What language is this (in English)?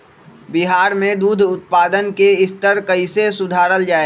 Magahi